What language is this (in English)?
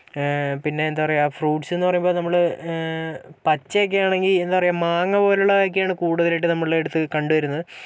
Malayalam